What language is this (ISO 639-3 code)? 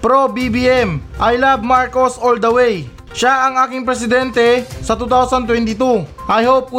fil